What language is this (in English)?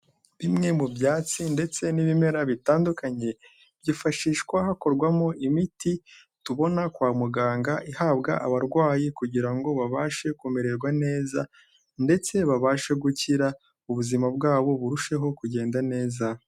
Kinyarwanda